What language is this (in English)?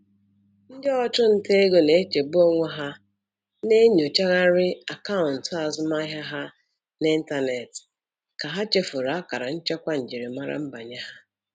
Igbo